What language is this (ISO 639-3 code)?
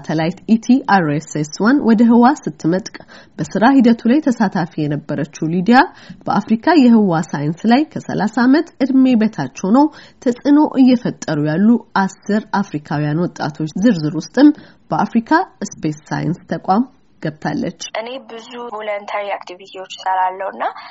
amh